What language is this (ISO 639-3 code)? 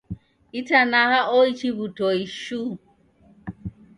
dav